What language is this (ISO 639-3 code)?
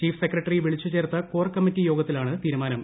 mal